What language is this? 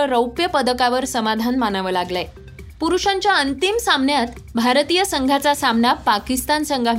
Marathi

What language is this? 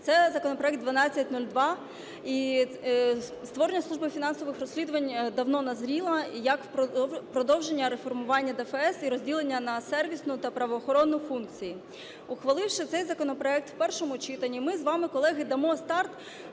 Ukrainian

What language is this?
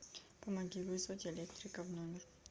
Russian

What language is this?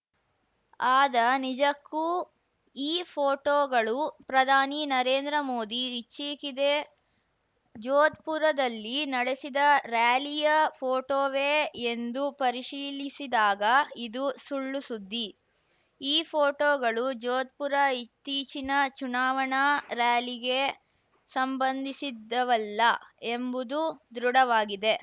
Kannada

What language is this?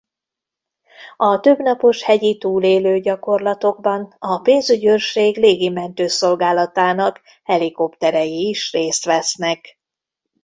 Hungarian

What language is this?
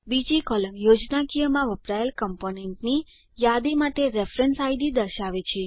Gujarati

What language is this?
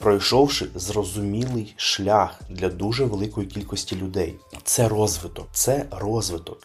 Ukrainian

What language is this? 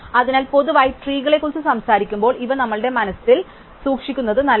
Malayalam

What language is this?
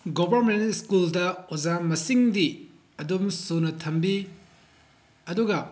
Manipuri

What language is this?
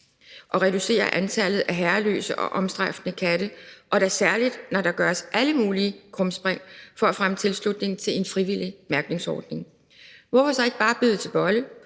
Danish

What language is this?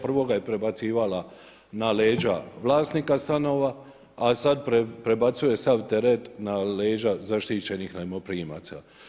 Croatian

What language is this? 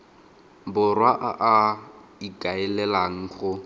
Tswana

